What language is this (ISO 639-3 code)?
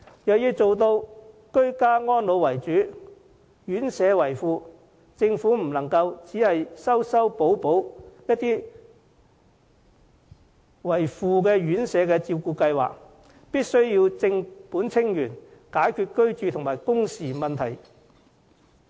yue